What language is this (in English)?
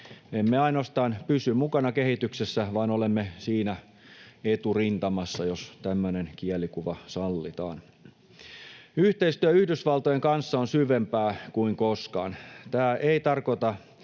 Finnish